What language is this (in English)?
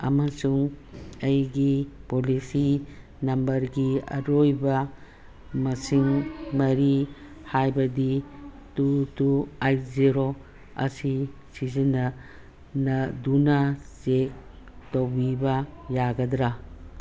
Manipuri